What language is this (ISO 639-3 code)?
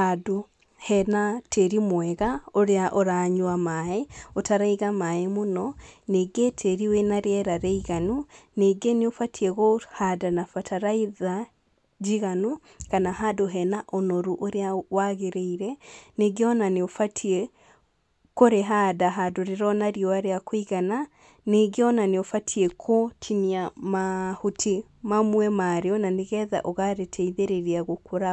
kik